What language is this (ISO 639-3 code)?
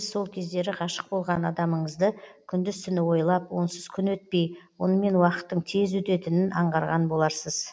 kaz